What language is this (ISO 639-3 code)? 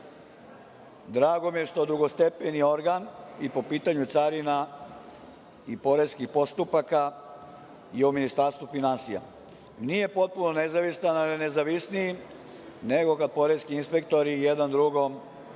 srp